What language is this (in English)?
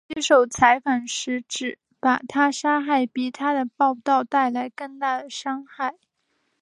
Chinese